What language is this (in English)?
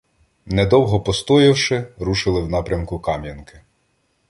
Ukrainian